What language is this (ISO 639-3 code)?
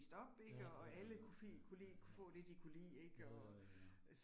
dan